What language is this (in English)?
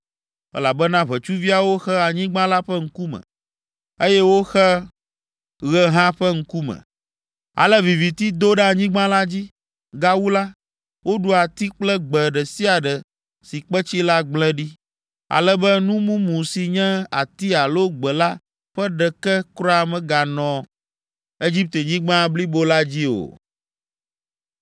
Ewe